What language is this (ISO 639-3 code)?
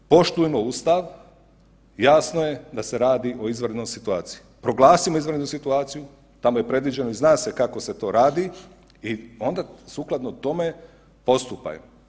hrv